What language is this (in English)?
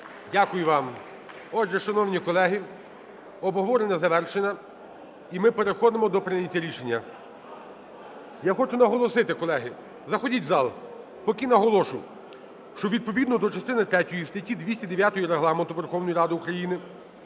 Ukrainian